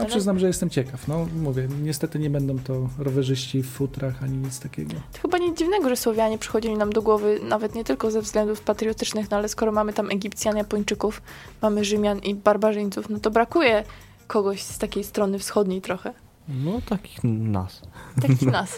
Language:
Polish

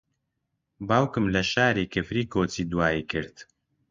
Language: Central Kurdish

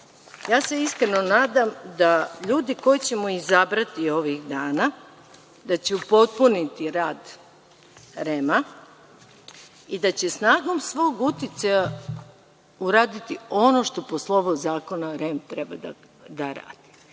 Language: Serbian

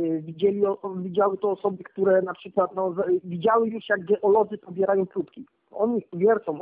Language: Polish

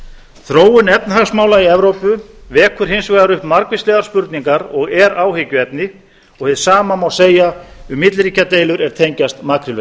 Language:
Icelandic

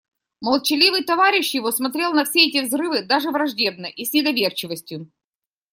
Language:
Russian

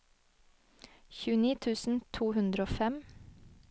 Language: Norwegian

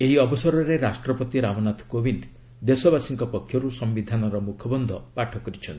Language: Odia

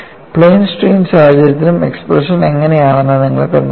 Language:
Malayalam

